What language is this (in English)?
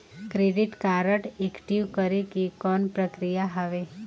Chhattisgarhi